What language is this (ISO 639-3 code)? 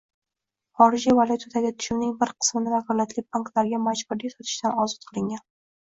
uzb